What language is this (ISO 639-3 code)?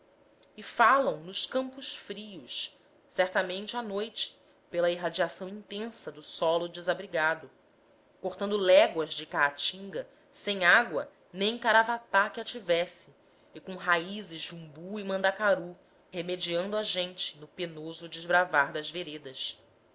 por